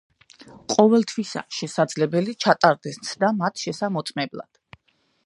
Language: Georgian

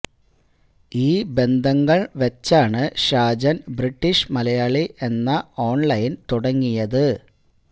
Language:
Malayalam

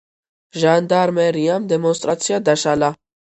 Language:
Georgian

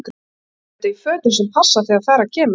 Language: Icelandic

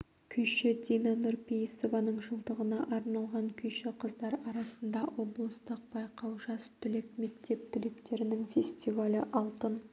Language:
Kazakh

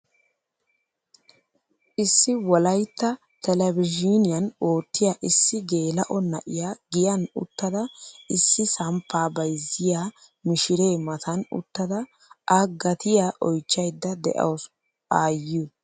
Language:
Wolaytta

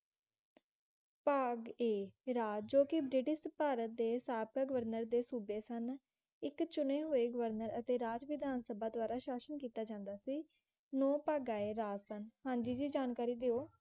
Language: Punjabi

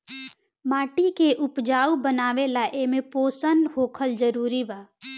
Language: Bhojpuri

